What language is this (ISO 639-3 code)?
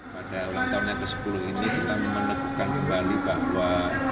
ind